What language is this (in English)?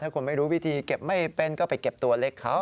Thai